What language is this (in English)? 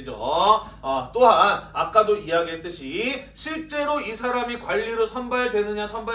Korean